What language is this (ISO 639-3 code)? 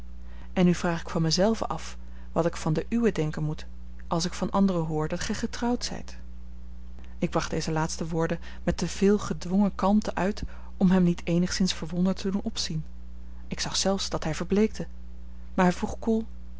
nld